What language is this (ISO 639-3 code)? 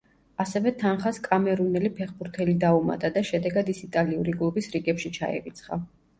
kat